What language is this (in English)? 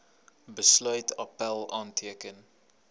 Afrikaans